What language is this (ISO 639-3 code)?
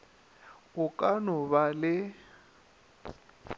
nso